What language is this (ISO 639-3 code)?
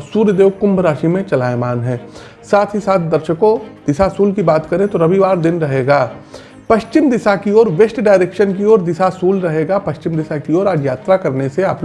hin